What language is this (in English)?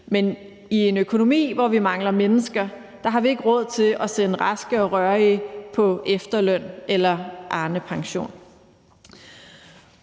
Danish